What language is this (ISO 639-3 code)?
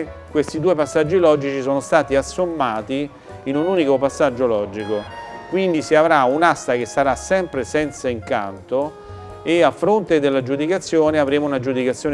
ita